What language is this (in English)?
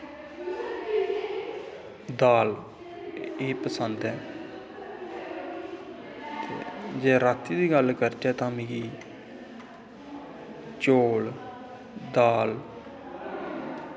Dogri